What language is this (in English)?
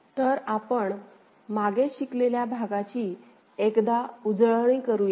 Marathi